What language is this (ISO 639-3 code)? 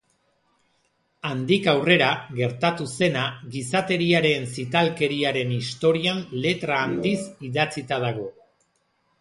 eus